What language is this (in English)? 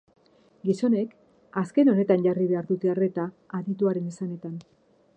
Basque